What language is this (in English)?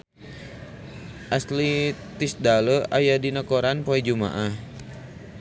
Sundanese